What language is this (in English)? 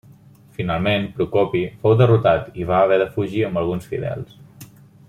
Catalan